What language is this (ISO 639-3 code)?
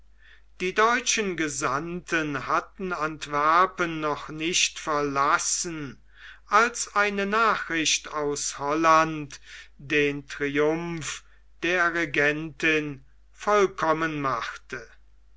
deu